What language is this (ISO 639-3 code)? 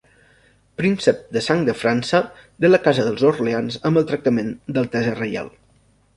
cat